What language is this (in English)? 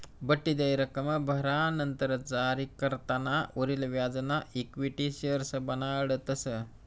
Marathi